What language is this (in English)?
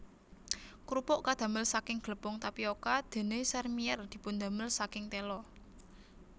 Javanese